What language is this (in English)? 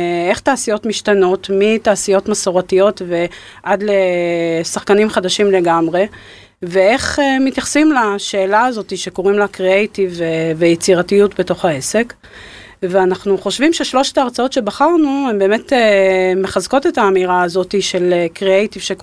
Hebrew